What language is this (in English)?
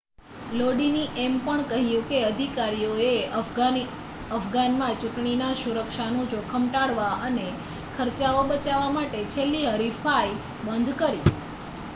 Gujarati